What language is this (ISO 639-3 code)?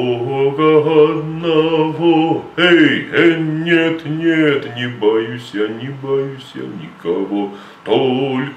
rus